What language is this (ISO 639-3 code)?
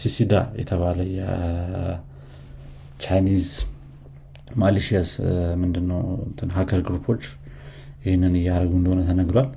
amh